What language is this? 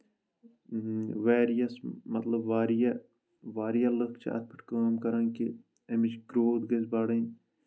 Kashmiri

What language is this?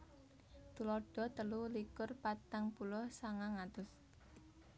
Javanese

